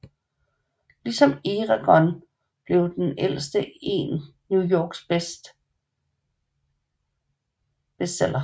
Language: Danish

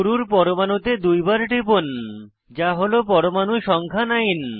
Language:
Bangla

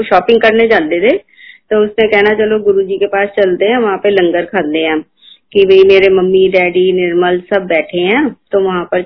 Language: Hindi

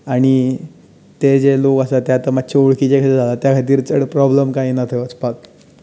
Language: Konkani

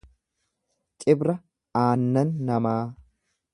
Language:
Oromo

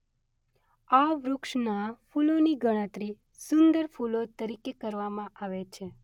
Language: Gujarati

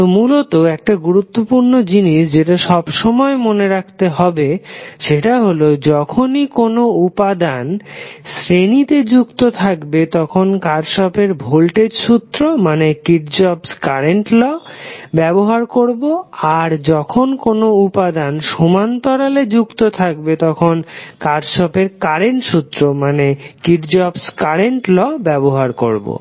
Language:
Bangla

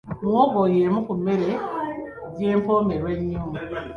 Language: Ganda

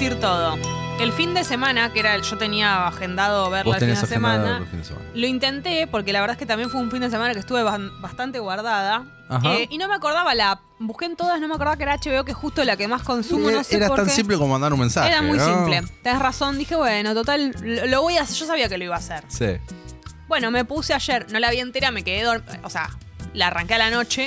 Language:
Spanish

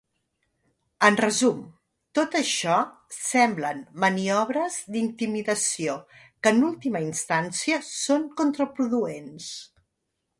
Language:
Catalan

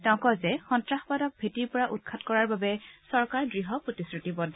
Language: Assamese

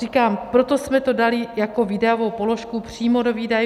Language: Czech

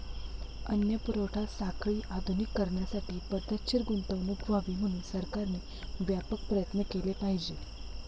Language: Marathi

